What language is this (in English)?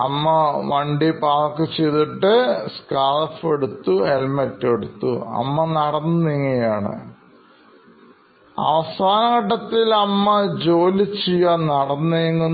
Malayalam